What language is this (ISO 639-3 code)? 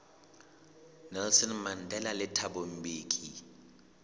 sot